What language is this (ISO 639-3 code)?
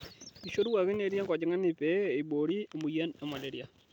mas